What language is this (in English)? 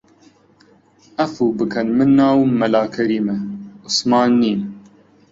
Central Kurdish